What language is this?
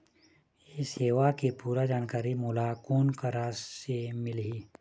Chhattisgarhi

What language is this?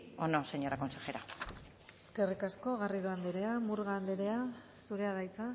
Basque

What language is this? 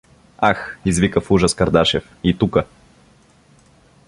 Bulgarian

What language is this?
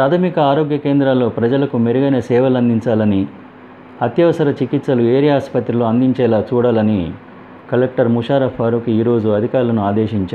Telugu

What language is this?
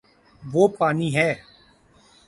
Urdu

